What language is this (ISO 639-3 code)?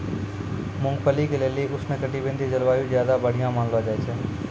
mai